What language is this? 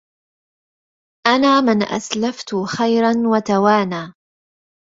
Arabic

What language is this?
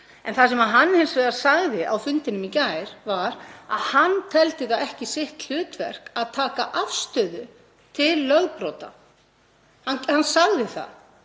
Icelandic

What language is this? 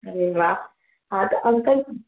Sindhi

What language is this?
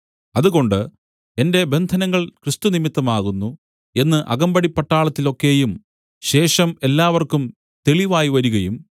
Malayalam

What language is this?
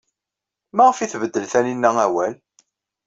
Kabyle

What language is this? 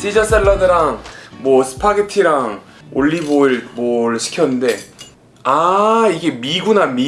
Korean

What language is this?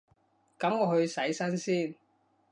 Cantonese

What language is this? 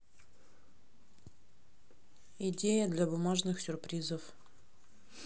Russian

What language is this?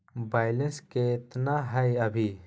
Magahi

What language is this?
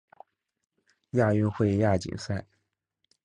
Chinese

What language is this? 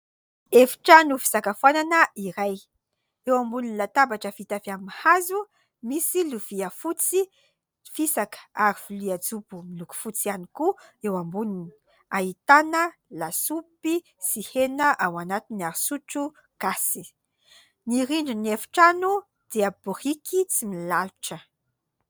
Malagasy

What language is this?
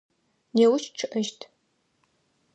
Adyghe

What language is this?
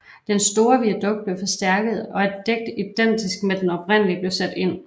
Danish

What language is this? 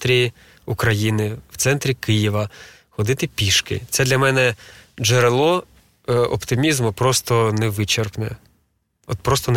Ukrainian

